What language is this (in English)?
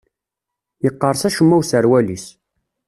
Kabyle